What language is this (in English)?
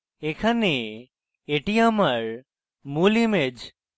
Bangla